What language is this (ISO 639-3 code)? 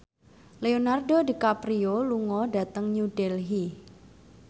jav